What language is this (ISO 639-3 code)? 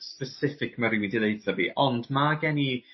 cym